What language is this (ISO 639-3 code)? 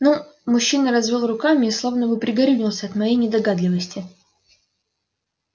rus